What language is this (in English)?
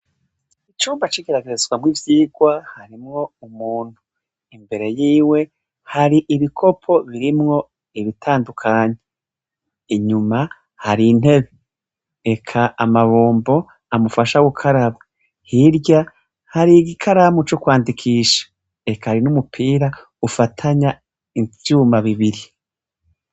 Rundi